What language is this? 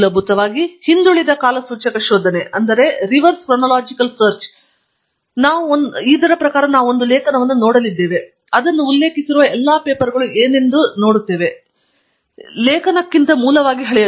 Kannada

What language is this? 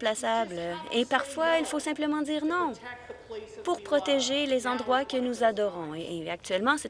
French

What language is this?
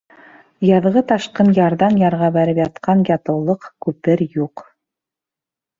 Bashkir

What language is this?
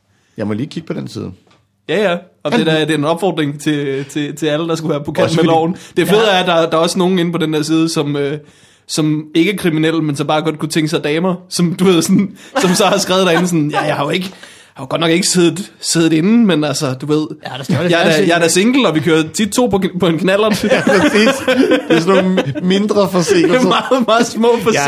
Danish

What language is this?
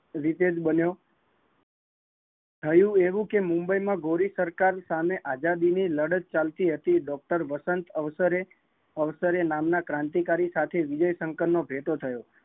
Gujarati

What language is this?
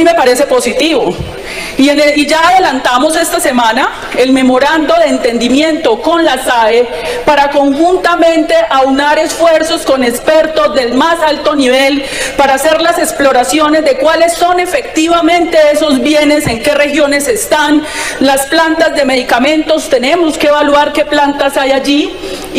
Spanish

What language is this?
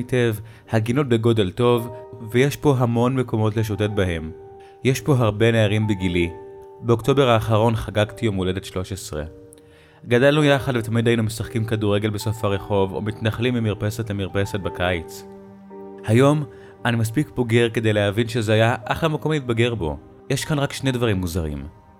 Hebrew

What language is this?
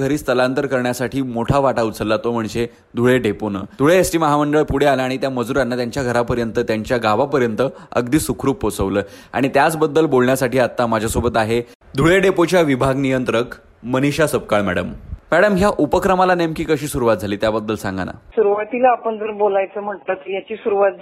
Hindi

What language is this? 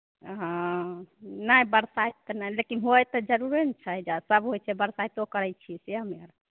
Maithili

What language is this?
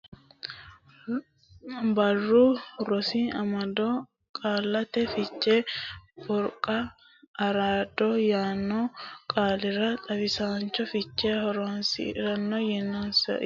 Sidamo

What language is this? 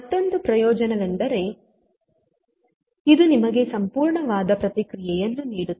Kannada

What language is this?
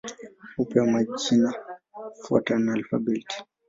Swahili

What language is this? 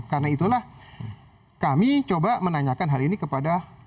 Indonesian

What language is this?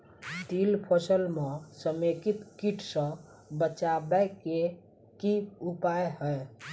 Maithili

